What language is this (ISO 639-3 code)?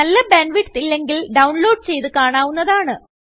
mal